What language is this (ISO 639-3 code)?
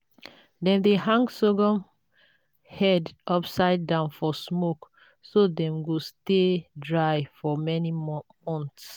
pcm